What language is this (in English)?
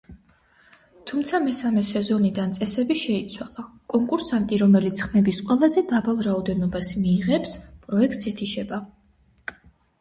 Georgian